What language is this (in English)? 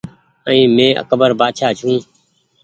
Goaria